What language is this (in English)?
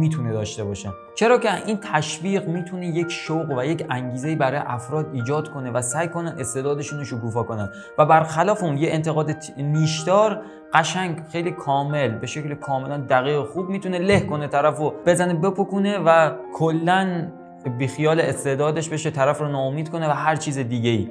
Persian